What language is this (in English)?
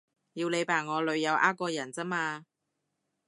Cantonese